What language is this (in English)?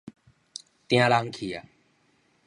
Min Nan Chinese